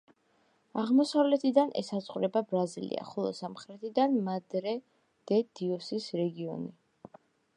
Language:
Georgian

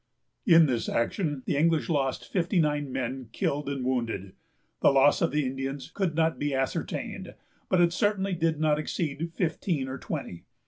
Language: English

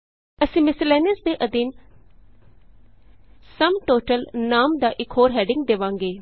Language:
Punjabi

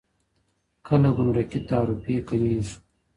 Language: Pashto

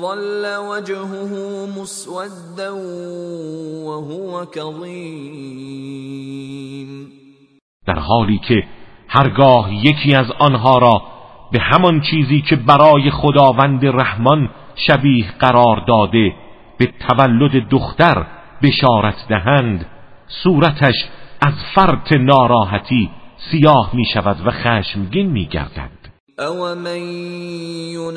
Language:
Persian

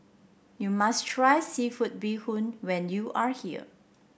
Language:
English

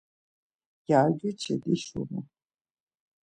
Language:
Laz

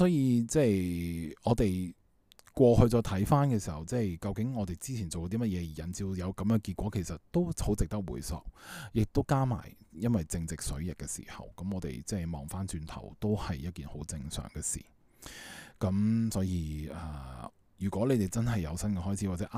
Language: Chinese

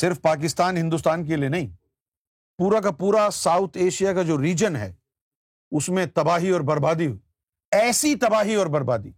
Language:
Urdu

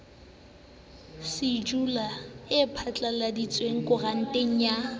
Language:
Southern Sotho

